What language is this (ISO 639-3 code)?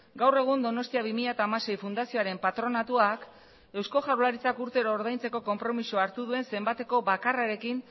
eus